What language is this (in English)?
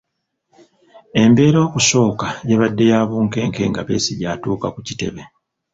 Ganda